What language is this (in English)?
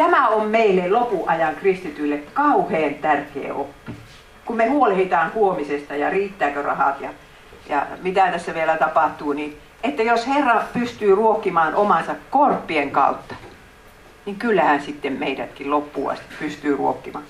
Finnish